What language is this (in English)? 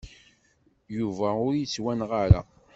Kabyle